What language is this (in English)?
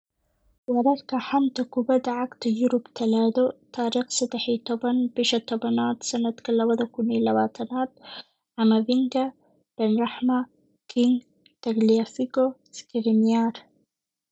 Somali